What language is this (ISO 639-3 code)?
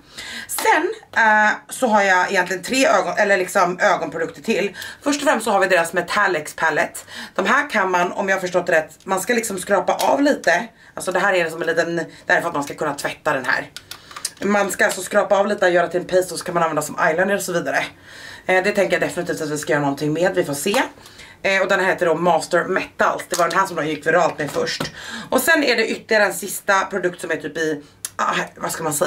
swe